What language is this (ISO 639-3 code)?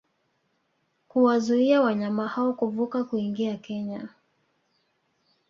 swa